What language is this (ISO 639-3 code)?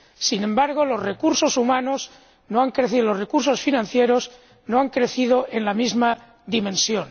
spa